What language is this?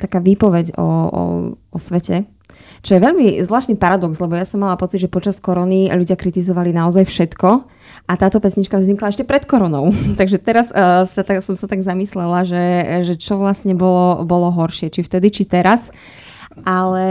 Slovak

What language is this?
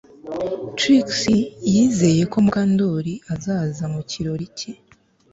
Kinyarwanda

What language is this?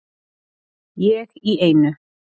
Icelandic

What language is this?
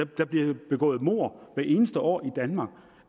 Danish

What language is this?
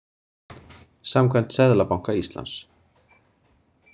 Icelandic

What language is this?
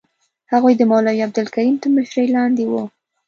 Pashto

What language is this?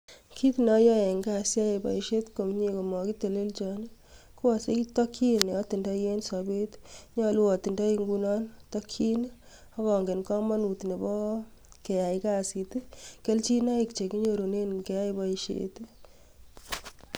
Kalenjin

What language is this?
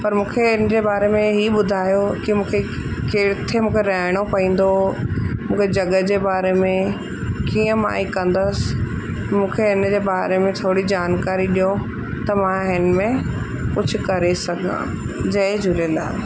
Sindhi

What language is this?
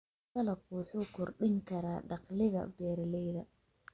Somali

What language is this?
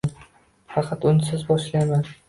Uzbek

